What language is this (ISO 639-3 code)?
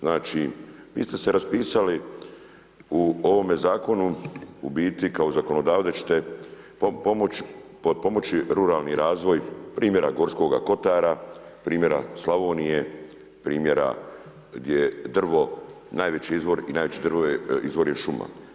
hrv